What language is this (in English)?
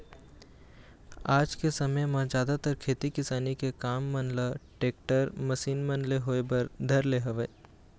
Chhattisgarhi